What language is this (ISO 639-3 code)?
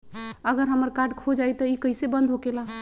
mag